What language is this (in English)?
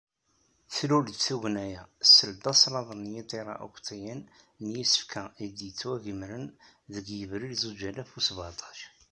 Kabyle